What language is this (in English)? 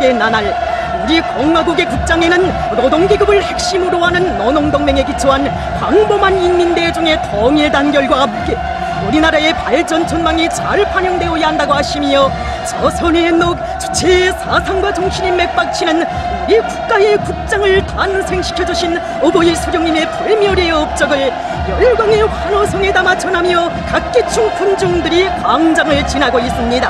Korean